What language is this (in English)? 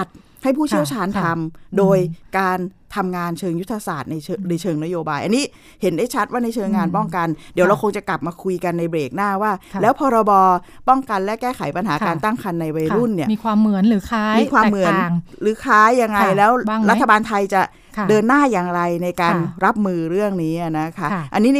Thai